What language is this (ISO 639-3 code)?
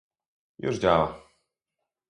pol